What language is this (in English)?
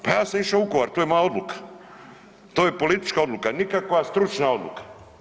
Croatian